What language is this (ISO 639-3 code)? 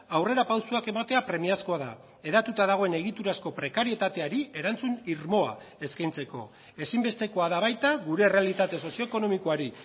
eus